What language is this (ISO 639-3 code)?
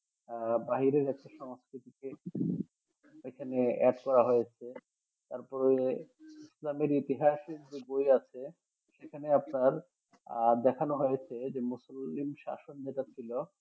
ben